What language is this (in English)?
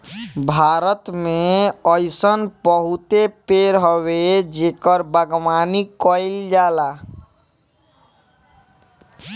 Bhojpuri